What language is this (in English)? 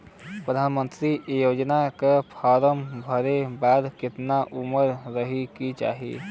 Bhojpuri